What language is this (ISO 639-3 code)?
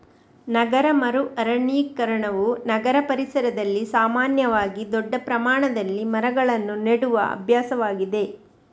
kan